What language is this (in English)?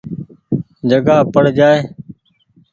Goaria